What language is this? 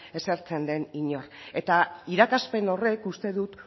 Basque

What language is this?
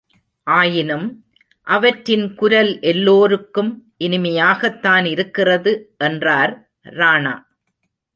Tamil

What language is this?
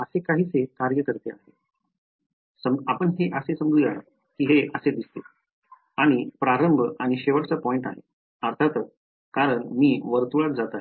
Marathi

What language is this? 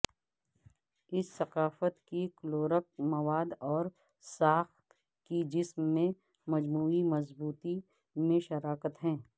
Urdu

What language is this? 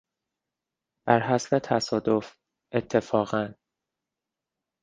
Persian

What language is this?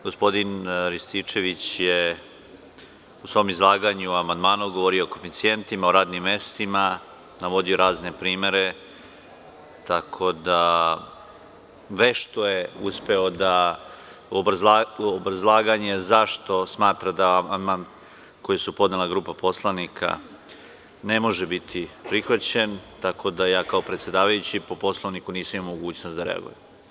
Serbian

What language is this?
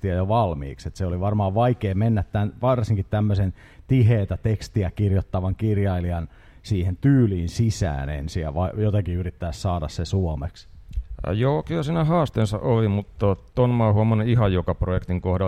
Finnish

